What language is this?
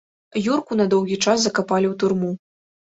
Belarusian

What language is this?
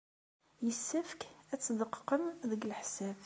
Kabyle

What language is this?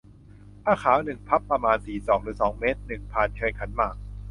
Thai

